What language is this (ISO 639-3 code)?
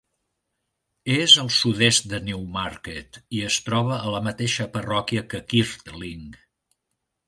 cat